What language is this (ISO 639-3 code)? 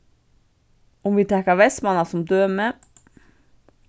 fao